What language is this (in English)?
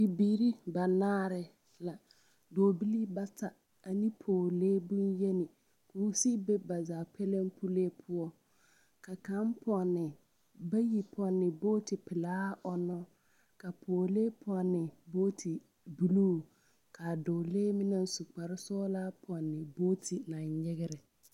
Southern Dagaare